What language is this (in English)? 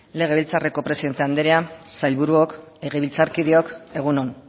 Basque